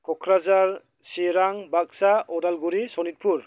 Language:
Bodo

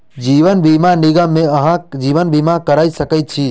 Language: Maithili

